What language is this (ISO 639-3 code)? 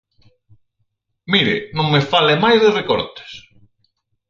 glg